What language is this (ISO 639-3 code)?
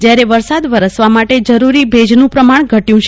guj